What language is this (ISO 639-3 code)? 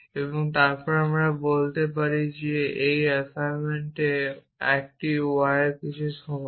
ben